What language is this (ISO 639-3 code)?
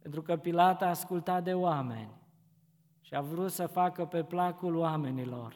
ron